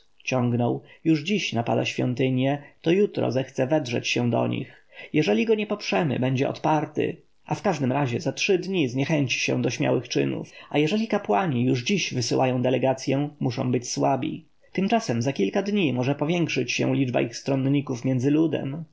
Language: Polish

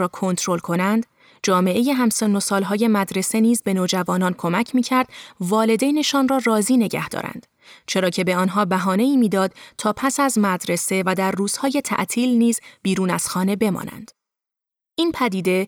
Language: Persian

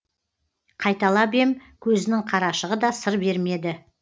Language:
Kazakh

